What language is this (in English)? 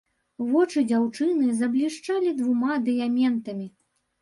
Belarusian